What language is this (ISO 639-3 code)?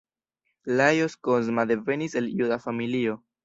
epo